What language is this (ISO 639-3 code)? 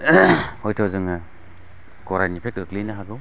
brx